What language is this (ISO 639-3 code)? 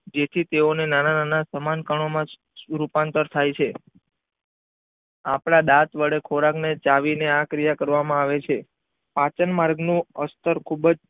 guj